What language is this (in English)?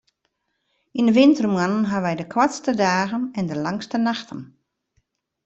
Western Frisian